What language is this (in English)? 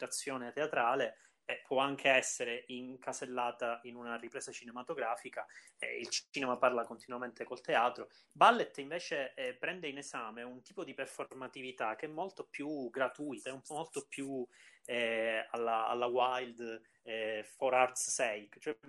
Italian